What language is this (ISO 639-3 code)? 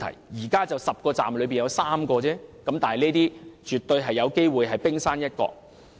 yue